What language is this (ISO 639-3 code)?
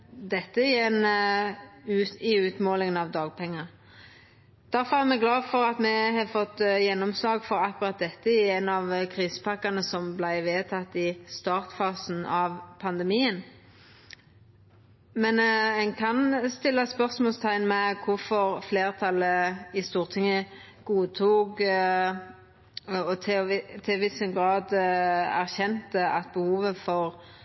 nno